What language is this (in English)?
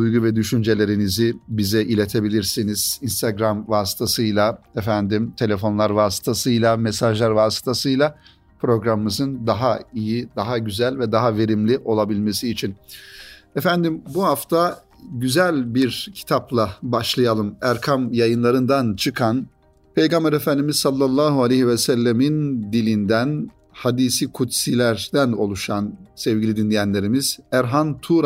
Turkish